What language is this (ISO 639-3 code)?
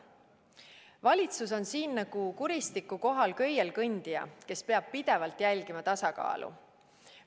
est